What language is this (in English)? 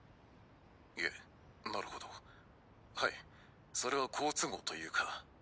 Japanese